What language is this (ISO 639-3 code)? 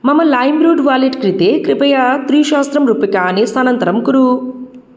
san